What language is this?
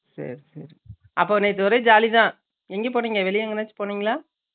Tamil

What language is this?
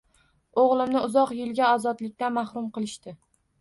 Uzbek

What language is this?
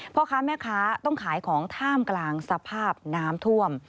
Thai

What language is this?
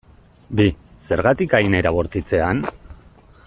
Basque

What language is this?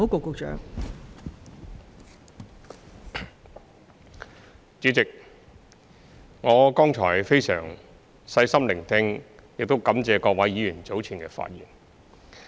Cantonese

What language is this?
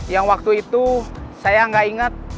Indonesian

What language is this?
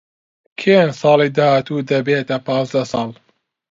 Central Kurdish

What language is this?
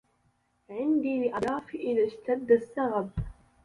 Arabic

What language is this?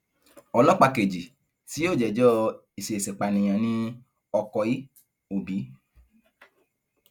Yoruba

